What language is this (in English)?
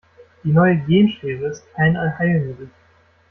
German